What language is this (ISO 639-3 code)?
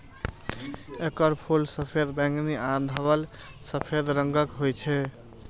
mai